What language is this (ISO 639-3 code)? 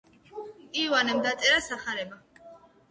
kat